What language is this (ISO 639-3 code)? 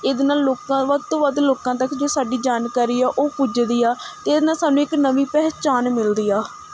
pan